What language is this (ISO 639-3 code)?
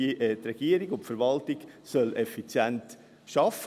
gsw